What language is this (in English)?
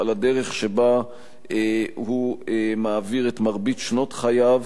Hebrew